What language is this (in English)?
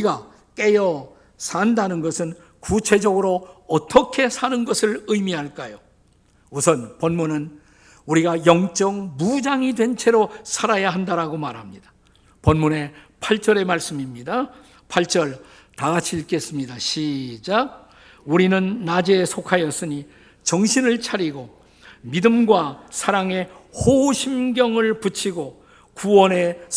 Korean